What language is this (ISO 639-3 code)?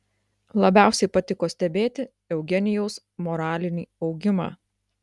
lit